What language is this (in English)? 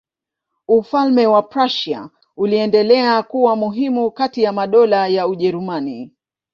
Swahili